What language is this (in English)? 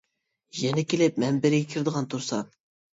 Uyghur